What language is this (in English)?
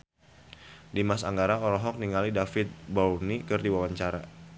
Sundanese